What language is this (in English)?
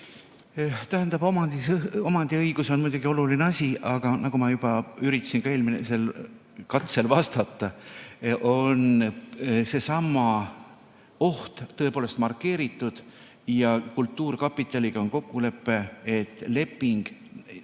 Estonian